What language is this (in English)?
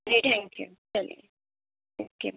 Urdu